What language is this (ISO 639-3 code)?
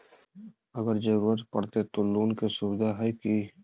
mag